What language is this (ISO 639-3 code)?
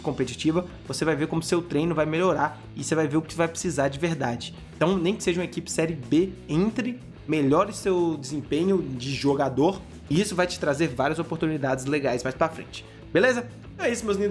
por